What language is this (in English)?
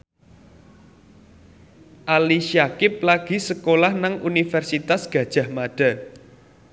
Javanese